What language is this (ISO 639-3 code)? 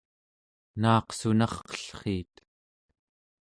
esu